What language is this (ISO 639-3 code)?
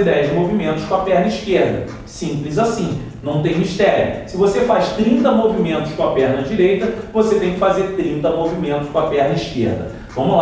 por